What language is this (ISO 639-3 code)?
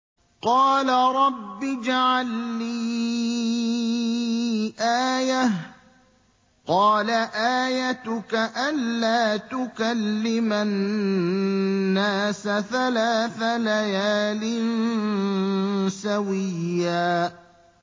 ara